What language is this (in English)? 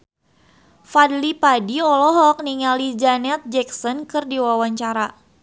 Sundanese